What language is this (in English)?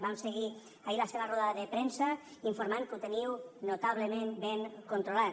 Catalan